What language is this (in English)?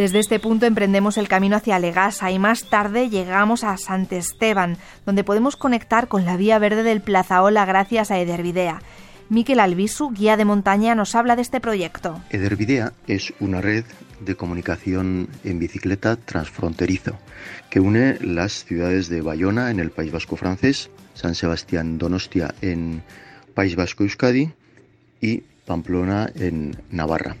Spanish